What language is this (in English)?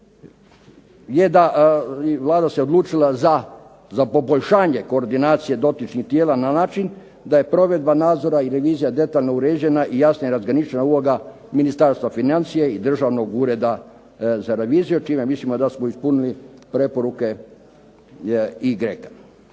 Croatian